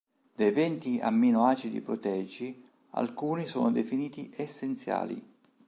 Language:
Italian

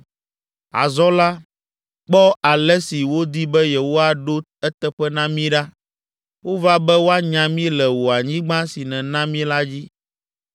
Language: Ewe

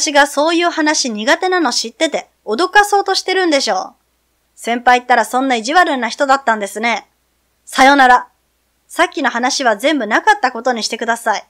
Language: Japanese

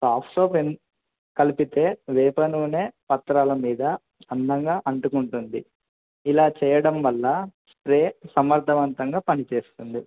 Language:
Telugu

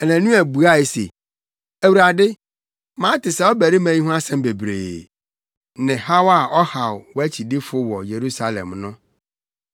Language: Akan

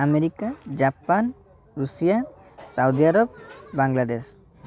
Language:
Odia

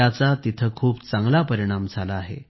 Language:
Marathi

